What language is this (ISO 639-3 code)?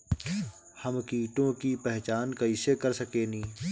bho